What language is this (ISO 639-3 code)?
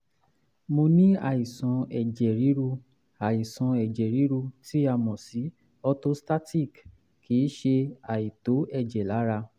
yor